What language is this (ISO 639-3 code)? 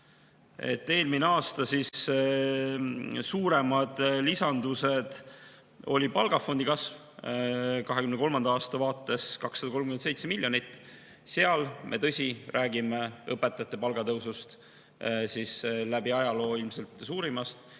est